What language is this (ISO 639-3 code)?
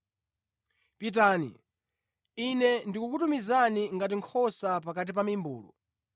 nya